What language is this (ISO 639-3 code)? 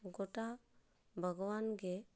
sat